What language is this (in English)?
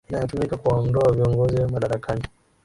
Swahili